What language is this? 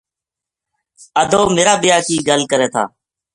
Gujari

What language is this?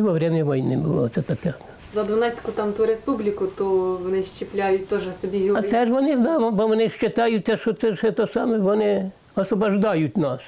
Ukrainian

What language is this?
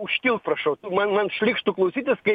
Lithuanian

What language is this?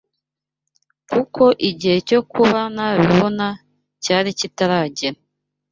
Kinyarwanda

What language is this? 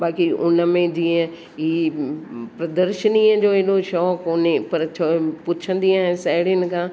Sindhi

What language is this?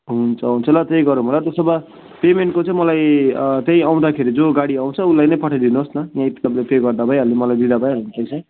Nepali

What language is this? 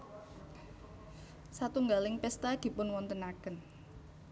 Javanese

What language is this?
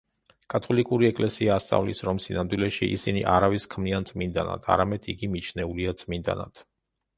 Georgian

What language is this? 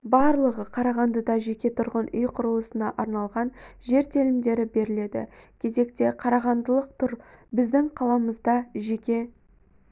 Kazakh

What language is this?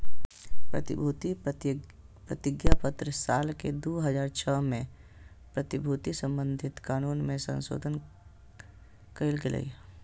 Magahi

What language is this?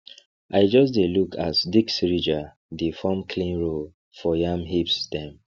Nigerian Pidgin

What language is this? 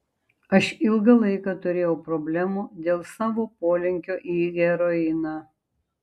Lithuanian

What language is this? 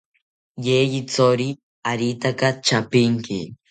South Ucayali Ashéninka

